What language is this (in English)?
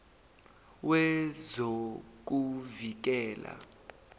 Zulu